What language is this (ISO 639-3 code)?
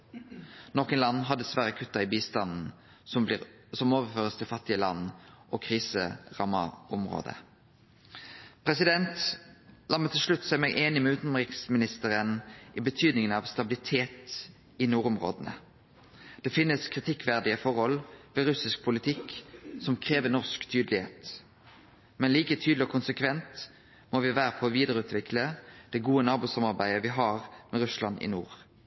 nno